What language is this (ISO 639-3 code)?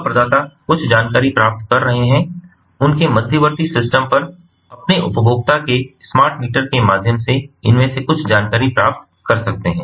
hin